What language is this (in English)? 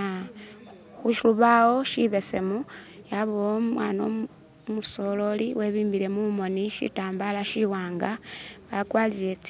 Masaaba